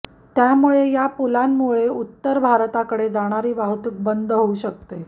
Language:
Marathi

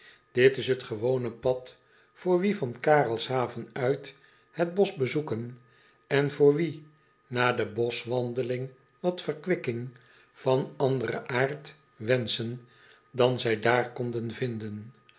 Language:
Dutch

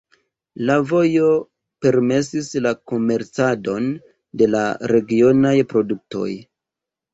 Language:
Esperanto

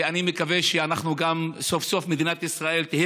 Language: Hebrew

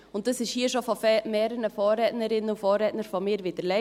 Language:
Swiss German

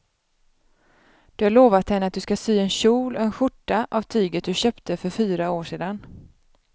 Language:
Swedish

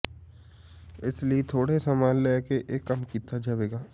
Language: Punjabi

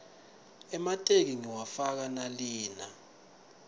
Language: Swati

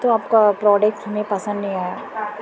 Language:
Urdu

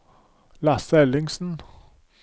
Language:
Norwegian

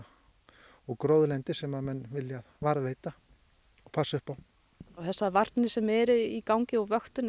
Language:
Icelandic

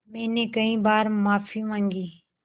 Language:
Hindi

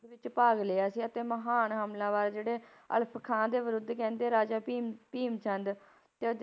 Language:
Punjabi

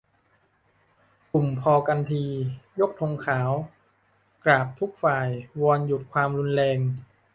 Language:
Thai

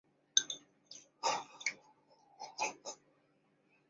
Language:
Chinese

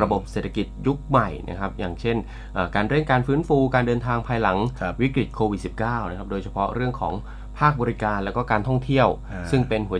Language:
Thai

